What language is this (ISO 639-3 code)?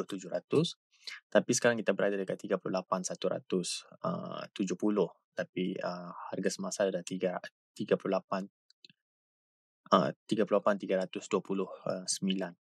msa